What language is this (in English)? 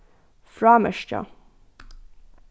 Faroese